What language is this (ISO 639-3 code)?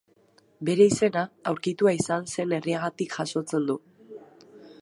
eus